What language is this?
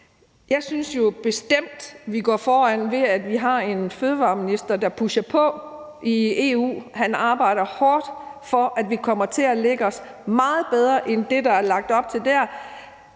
Danish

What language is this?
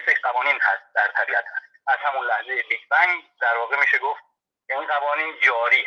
Persian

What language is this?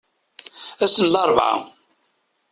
Kabyle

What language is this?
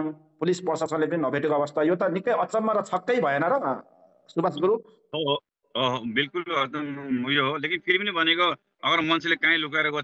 Indonesian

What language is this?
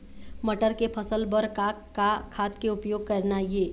Chhattisgarhi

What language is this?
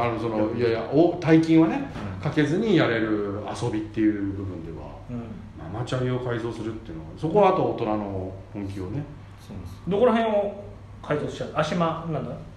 Japanese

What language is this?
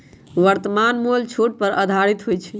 Magahi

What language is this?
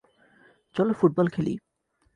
Bangla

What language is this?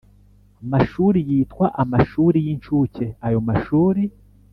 Kinyarwanda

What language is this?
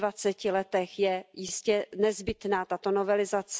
Czech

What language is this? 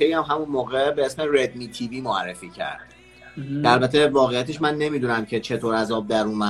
Persian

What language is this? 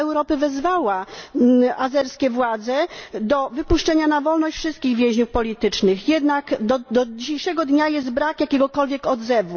Polish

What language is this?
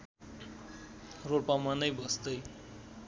Nepali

